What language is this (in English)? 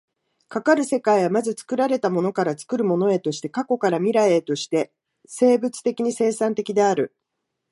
Japanese